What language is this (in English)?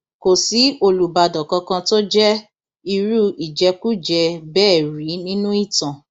Yoruba